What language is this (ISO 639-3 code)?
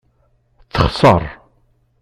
kab